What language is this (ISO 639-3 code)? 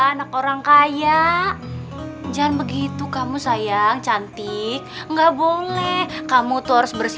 ind